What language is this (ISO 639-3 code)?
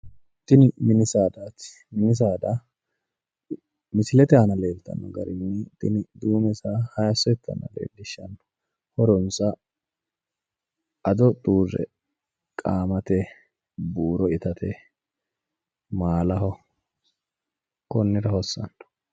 sid